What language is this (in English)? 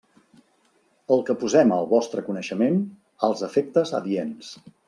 Catalan